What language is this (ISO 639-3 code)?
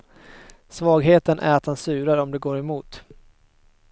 swe